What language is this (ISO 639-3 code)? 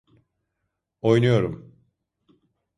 tur